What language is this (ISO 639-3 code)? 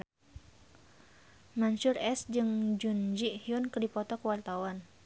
sun